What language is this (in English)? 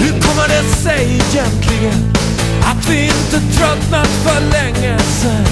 Swedish